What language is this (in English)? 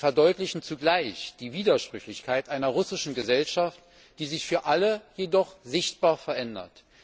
German